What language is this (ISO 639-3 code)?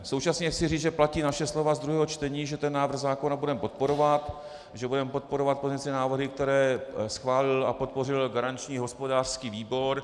ces